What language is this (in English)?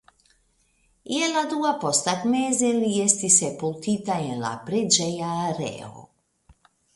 Esperanto